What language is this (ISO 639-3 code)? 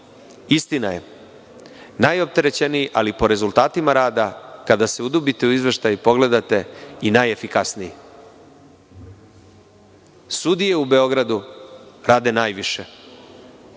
srp